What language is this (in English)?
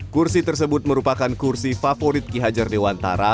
Indonesian